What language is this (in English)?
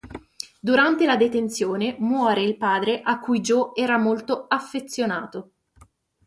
Italian